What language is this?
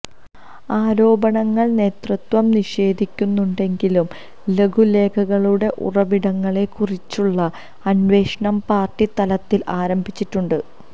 Malayalam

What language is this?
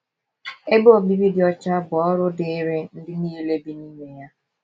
Igbo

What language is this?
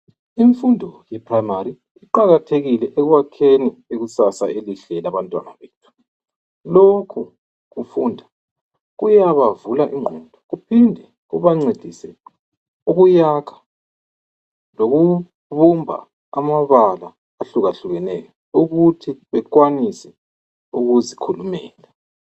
North Ndebele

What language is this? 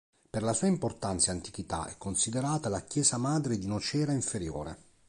Italian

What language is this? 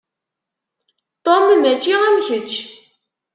Kabyle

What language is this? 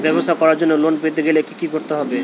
Bangla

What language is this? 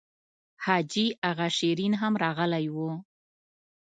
Pashto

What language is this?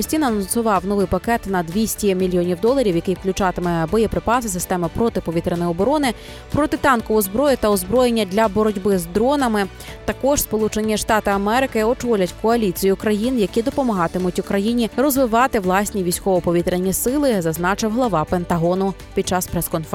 Ukrainian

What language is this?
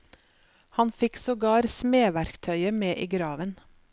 Norwegian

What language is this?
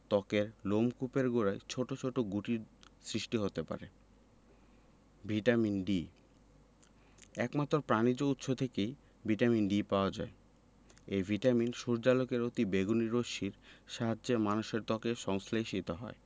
Bangla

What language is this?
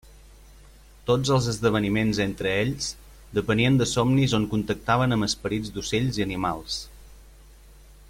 Catalan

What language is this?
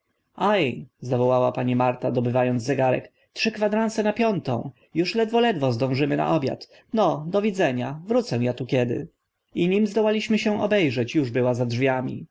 Polish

